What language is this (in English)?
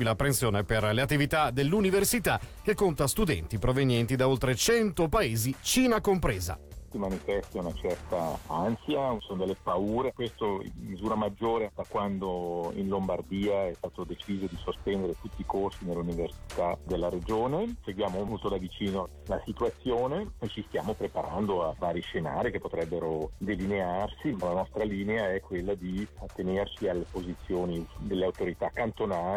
Italian